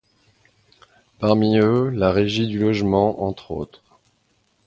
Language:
French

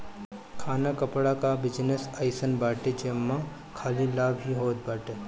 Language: Bhojpuri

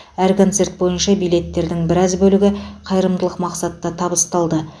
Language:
Kazakh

